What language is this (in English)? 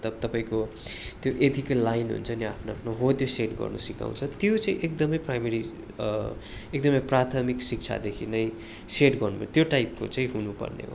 Nepali